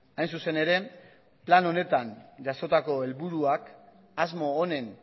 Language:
Basque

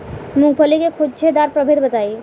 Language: Bhojpuri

